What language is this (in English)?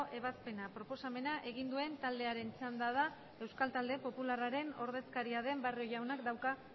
Basque